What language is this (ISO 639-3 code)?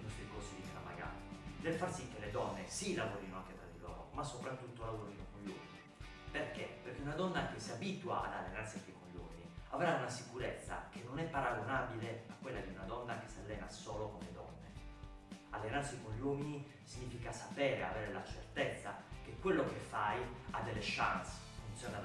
ita